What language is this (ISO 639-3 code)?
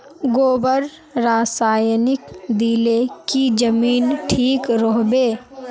mag